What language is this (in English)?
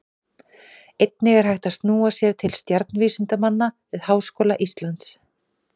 Icelandic